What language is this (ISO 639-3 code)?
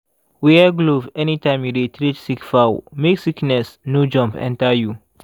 pcm